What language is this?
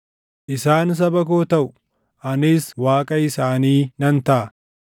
Oromo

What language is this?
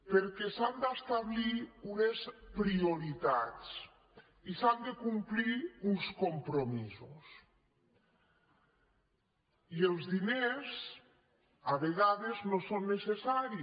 Catalan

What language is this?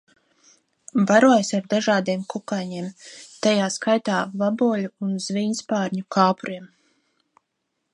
Latvian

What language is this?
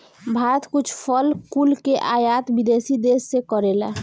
Bhojpuri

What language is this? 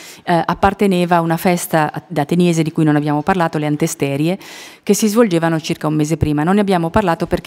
Italian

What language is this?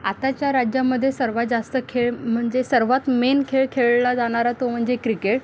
Marathi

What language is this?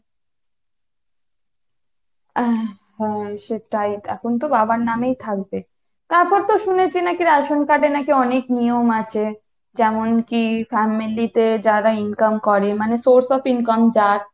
Bangla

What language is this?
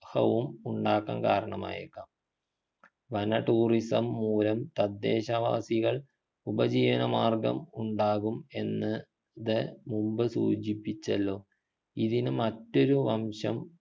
Malayalam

